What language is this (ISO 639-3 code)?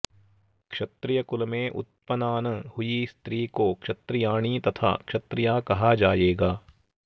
san